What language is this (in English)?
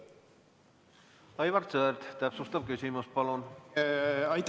Estonian